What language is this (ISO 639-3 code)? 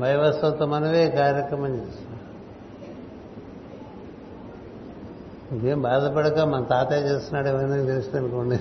tel